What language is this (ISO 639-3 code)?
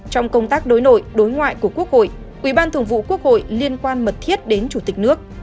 vie